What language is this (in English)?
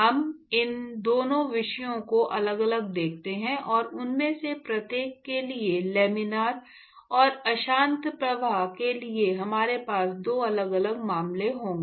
Hindi